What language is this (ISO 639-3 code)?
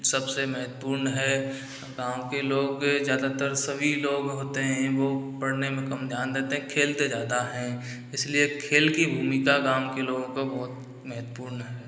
hin